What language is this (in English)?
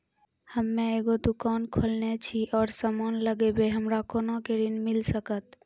Maithili